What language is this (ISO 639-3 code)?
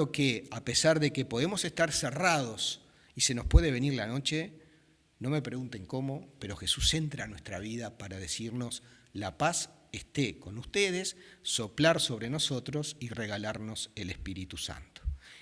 spa